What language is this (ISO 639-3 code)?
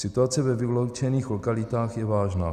ces